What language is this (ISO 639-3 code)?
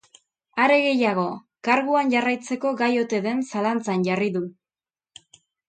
eus